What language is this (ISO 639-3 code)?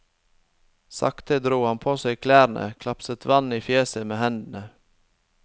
nor